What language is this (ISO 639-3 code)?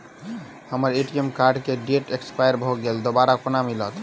mai